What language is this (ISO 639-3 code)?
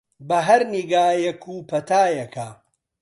ckb